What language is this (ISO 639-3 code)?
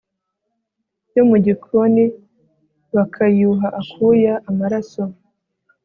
kin